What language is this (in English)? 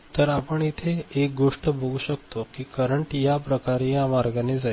Marathi